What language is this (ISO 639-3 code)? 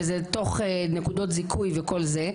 heb